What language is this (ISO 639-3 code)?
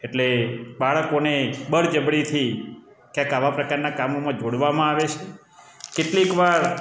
guj